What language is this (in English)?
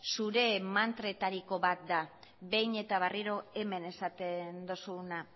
Basque